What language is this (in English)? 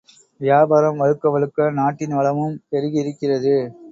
Tamil